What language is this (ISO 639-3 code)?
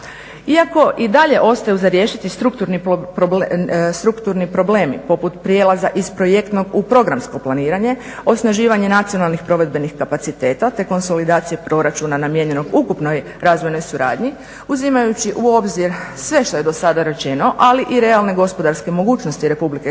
hrv